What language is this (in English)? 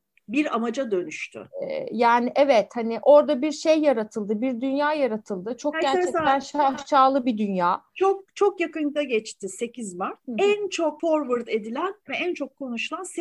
Turkish